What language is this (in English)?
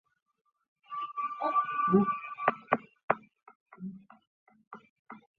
Chinese